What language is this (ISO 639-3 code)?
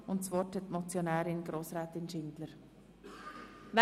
gsw